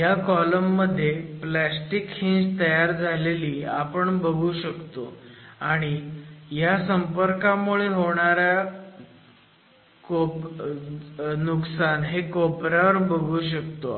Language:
Marathi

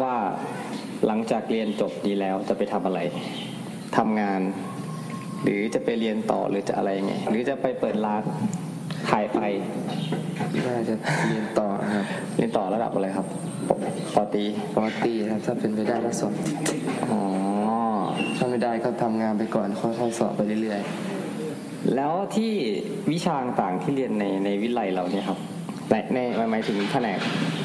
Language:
Thai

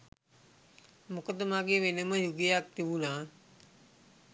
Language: Sinhala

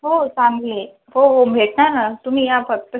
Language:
Marathi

